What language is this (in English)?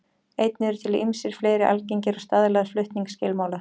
Icelandic